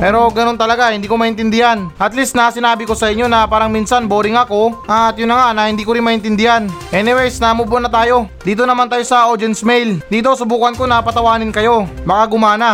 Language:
Filipino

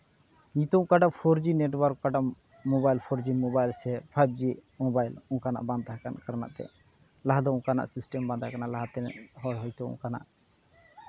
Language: Santali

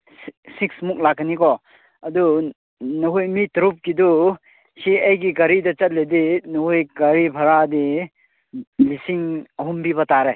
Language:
Manipuri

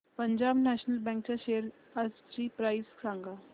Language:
Marathi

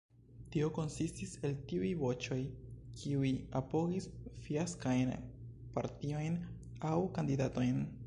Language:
Esperanto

